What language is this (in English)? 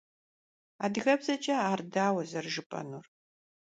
Kabardian